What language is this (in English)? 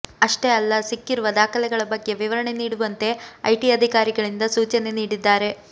Kannada